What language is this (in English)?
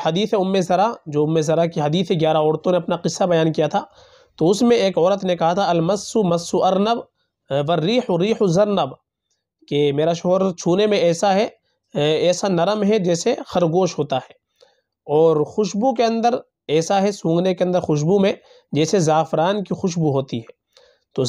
Arabic